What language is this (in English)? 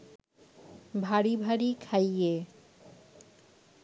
Bangla